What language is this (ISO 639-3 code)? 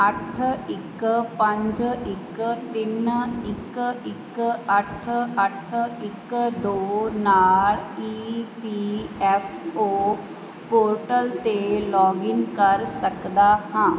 pan